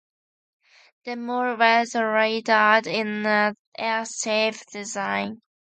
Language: English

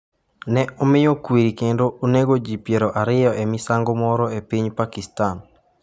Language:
Luo (Kenya and Tanzania)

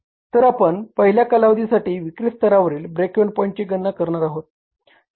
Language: Marathi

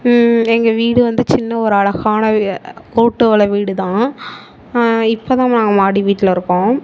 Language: Tamil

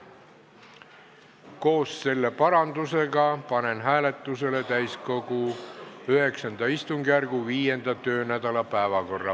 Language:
Estonian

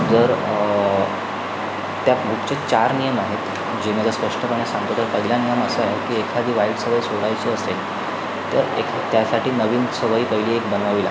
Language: Marathi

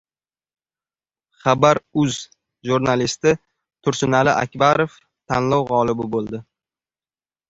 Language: Uzbek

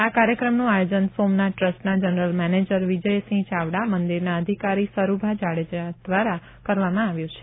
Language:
Gujarati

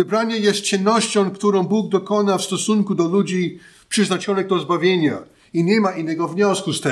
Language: Polish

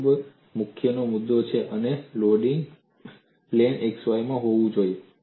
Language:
Gujarati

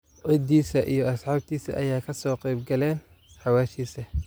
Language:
Somali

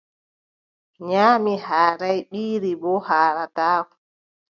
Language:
Adamawa Fulfulde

